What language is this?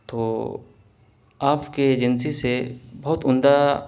Urdu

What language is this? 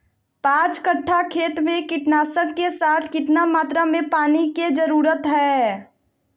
Magahi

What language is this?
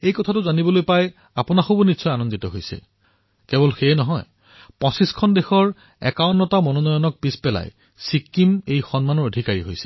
Assamese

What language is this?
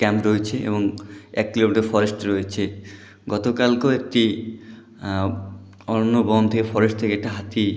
Bangla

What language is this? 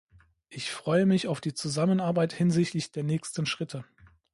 German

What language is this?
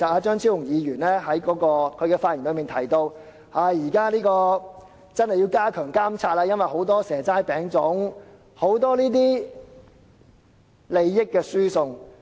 Cantonese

